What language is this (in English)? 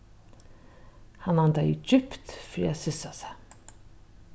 Faroese